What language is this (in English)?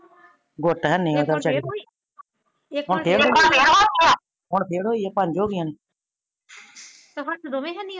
Punjabi